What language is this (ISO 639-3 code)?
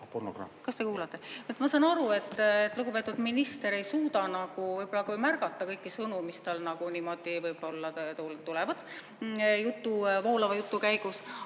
est